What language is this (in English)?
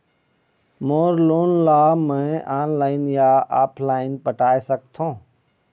Chhattisgarhi